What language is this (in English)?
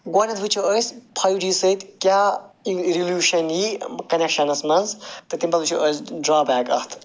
Kashmiri